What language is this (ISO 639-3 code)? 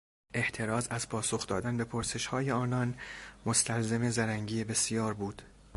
fas